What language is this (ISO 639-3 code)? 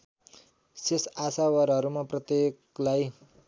nep